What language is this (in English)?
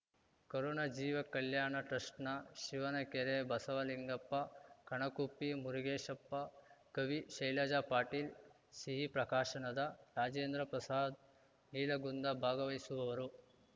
Kannada